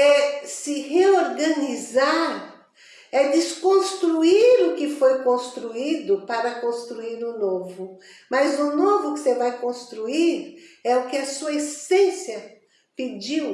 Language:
Portuguese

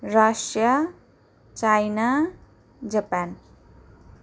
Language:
Nepali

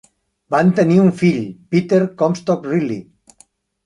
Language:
Catalan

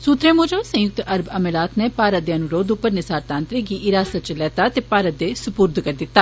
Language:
Dogri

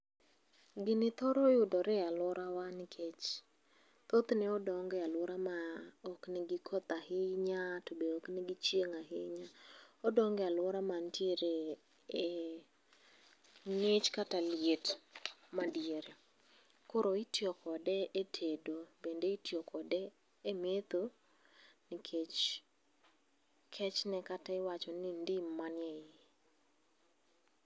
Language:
Luo (Kenya and Tanzania)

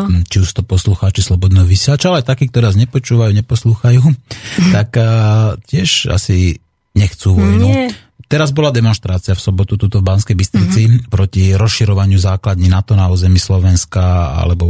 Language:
Slovak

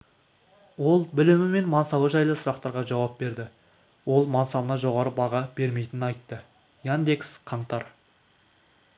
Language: Kazakh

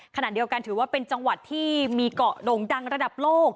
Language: Thai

